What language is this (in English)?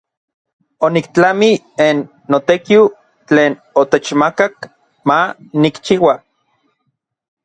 Orizaba Nahuatl